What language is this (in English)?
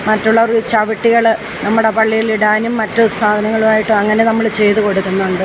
Malayalam